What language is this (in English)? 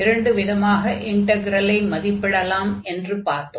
Tamil